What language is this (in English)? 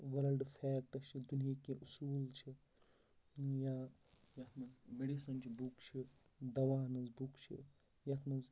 Kashmiri